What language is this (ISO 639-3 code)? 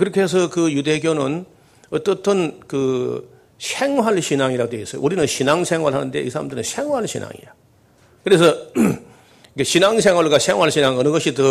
kor